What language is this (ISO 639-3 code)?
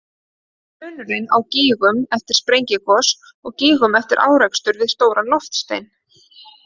isl